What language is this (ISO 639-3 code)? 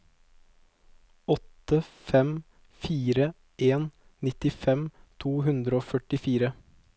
nor